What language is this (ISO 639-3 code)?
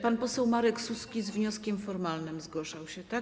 pol